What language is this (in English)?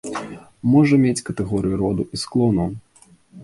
Belarusian